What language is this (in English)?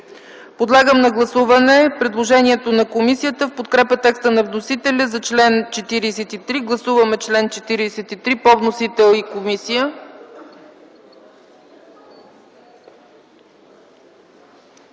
Bulgarian